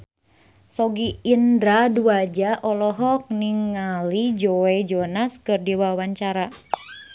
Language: Sundanese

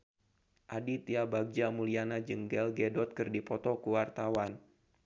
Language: Sundanese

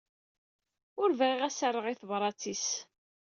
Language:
Kabyle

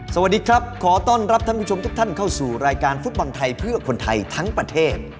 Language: Thai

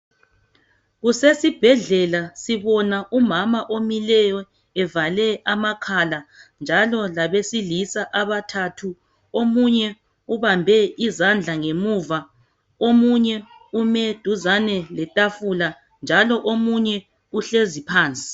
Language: North Ndebele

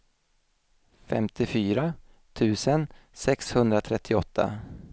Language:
Swedish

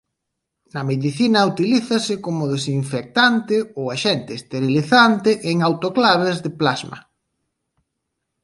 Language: Galician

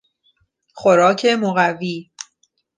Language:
Persian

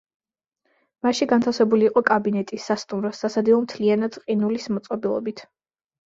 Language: Georgian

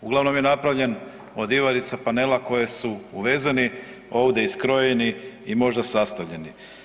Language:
Croatian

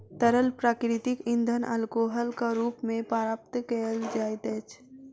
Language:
Maithili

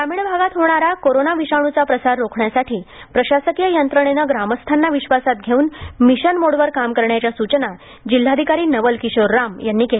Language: Marathi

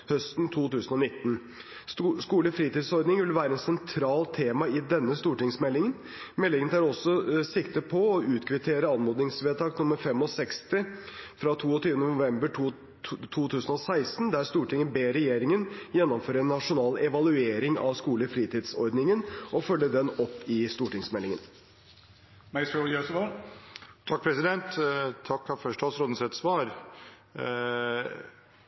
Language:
Norwegian Bokmål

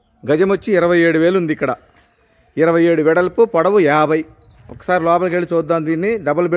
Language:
Hindi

